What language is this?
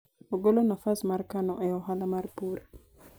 Luo (Kenya and Tanzania)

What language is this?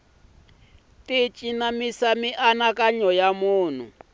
Tsonga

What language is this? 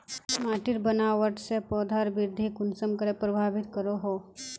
Magahi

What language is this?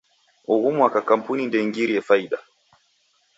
Taita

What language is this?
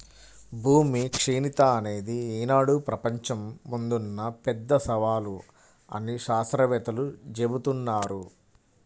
Telugu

